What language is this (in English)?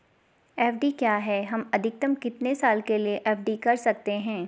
Hindi